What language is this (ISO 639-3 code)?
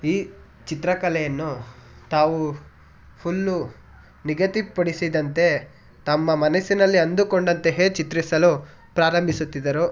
kan